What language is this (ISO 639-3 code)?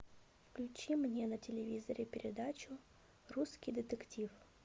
rus